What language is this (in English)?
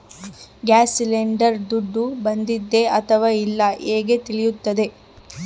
Kannada